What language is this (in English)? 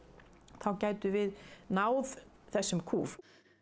Icelandic